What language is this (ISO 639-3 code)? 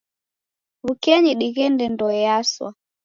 dav